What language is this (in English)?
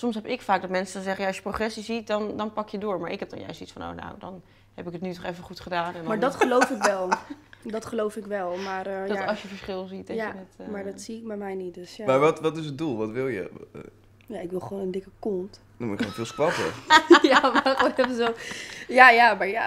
Dutch